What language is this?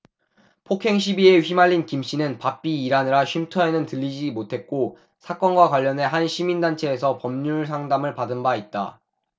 Korean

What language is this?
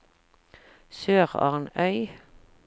Norwegian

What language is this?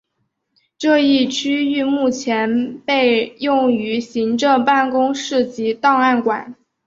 Chinese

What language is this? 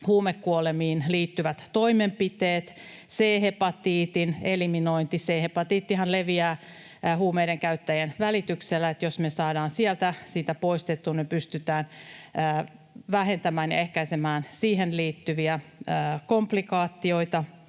Finnish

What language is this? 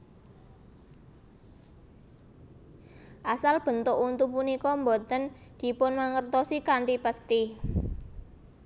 Javanese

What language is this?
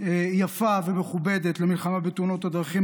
Hebrew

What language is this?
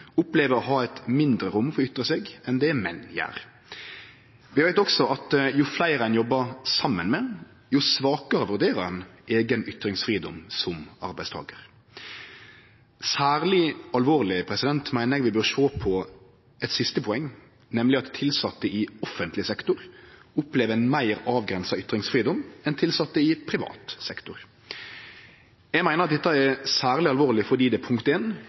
Norwegian Nynorsk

